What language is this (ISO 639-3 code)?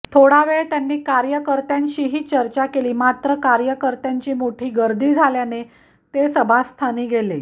mar